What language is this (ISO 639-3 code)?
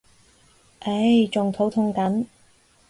yue